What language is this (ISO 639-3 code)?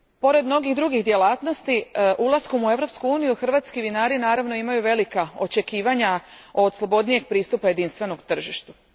hrv